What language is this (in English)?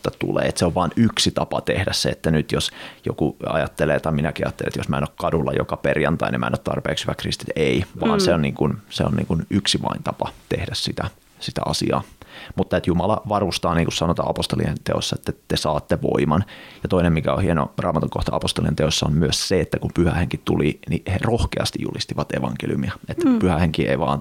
Finnish